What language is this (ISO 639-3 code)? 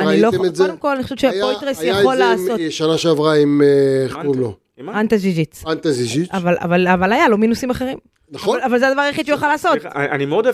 heb